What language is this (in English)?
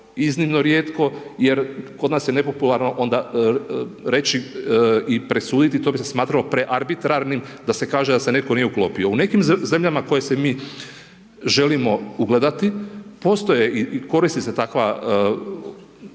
Croatian